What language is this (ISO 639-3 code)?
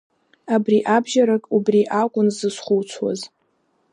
abk